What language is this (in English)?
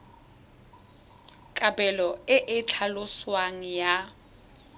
Tswana